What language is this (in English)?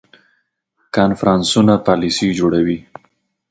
Pashto